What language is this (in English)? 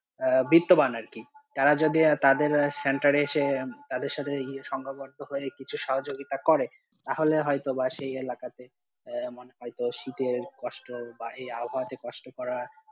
Bangla